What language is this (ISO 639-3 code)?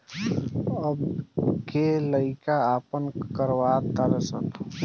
bho